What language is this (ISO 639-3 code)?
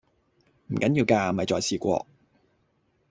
yue